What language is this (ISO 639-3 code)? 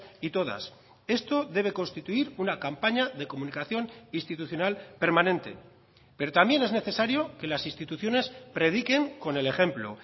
spa